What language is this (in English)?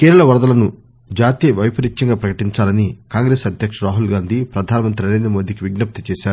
Telugu